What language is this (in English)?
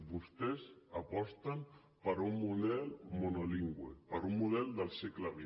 Catalan